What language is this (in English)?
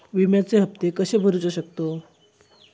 Marathi